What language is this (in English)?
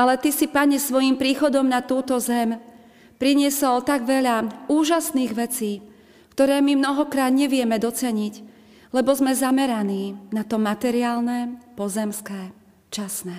Slovak